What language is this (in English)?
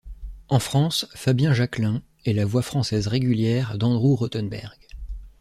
French